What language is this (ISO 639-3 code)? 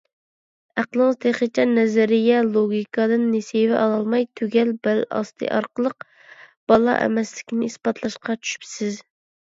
uig